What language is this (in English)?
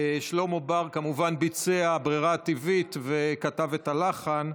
Hebrew